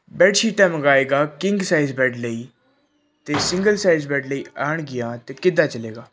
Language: Punjabi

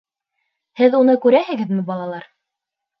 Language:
Bashkir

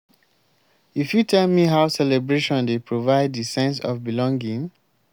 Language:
Nigerian Pidgin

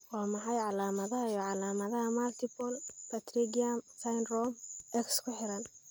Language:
Somali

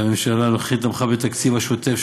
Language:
Hebrew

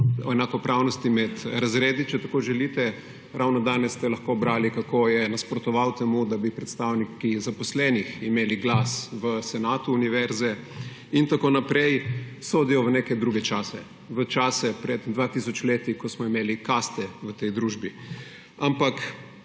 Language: Slovenian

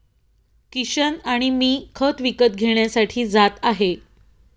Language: Marathi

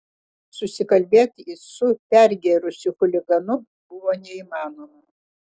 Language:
Lithuanian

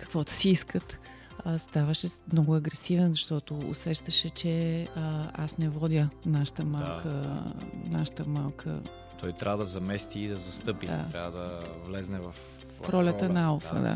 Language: Bulgarian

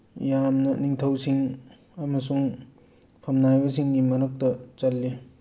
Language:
Manipuri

